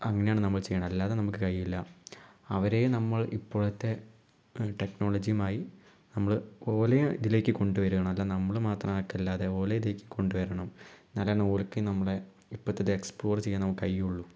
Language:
Malayalam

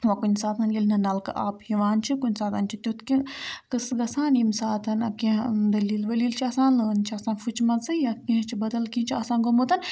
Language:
Kashmiri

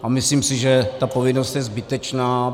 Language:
Czech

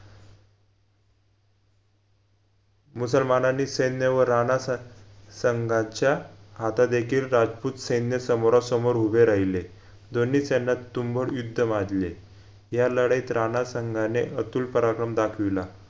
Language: Marathi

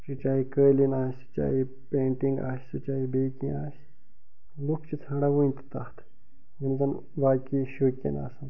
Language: Kashmiri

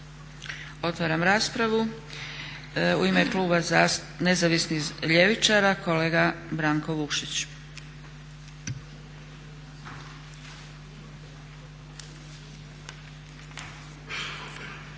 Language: Croatian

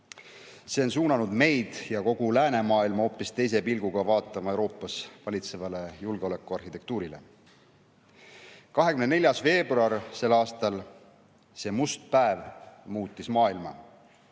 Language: Estonian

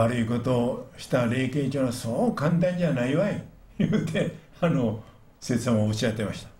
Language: Japanese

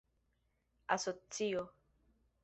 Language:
Esperanto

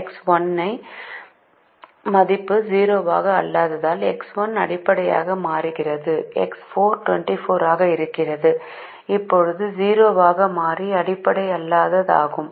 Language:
Tamil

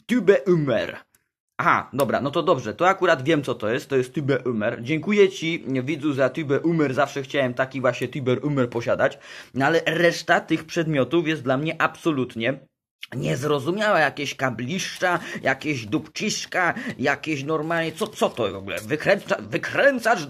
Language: Polish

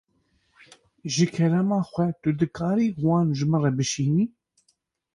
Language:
Kurdish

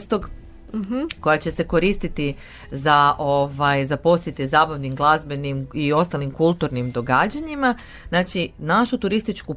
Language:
Croatian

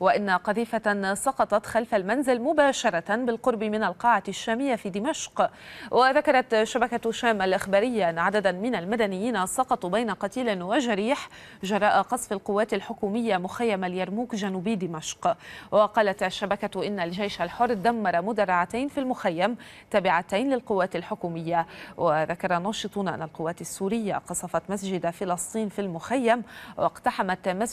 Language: Arabic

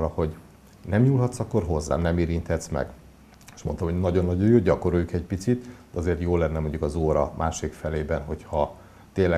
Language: Hungarian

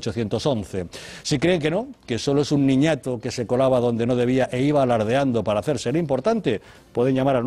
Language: Spanish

